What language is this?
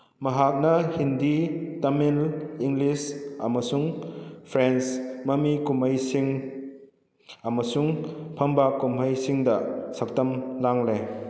Manipuri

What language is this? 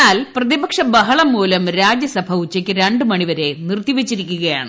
Malayalam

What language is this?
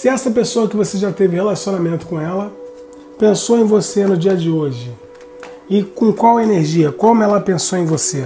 Portuguese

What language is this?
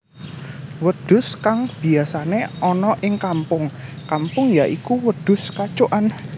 Javanese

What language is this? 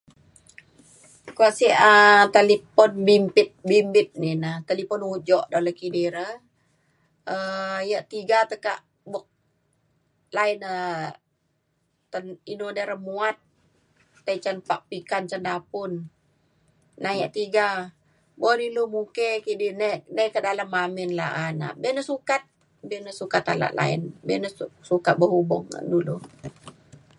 Mainstream Kenyah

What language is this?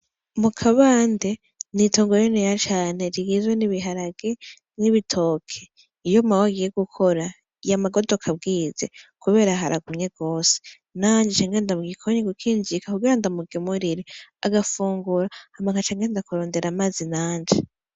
Rundi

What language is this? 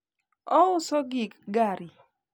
Luo (Kenya and Tanzania)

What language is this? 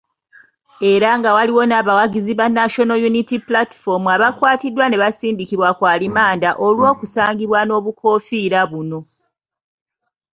Ganda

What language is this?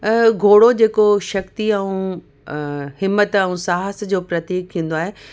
Sindhi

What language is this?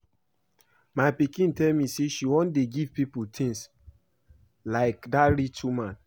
Nigerian Pidgin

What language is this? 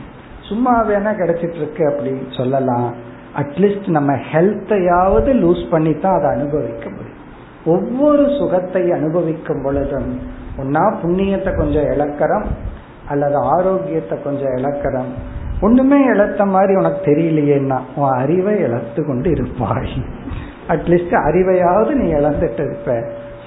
Tamil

